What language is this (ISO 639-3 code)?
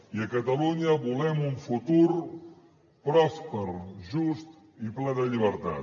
cat